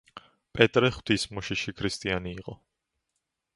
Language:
Georgian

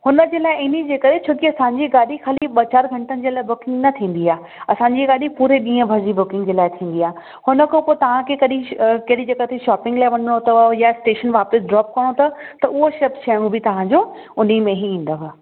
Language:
Sindhi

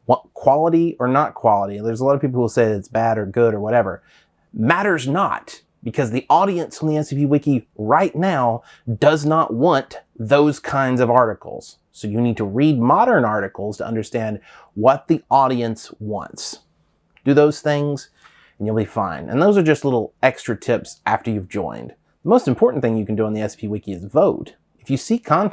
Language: English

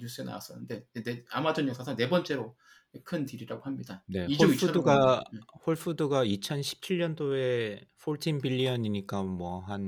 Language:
Korean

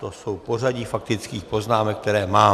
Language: Czech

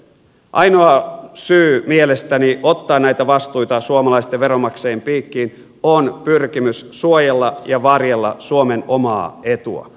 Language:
Finnish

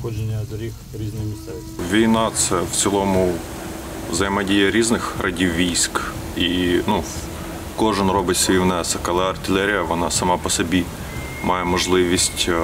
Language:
Ukrainian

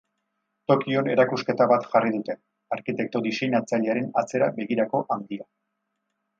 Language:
Basque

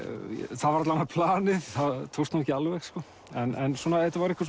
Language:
Icelandic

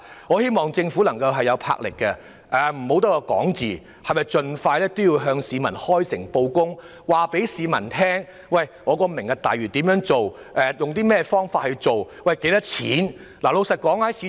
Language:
Cantonese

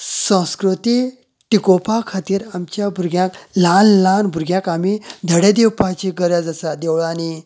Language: Konkani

